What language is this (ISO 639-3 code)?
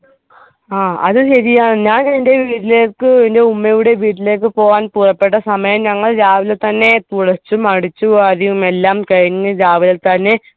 mal